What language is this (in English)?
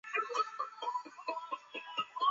Chinese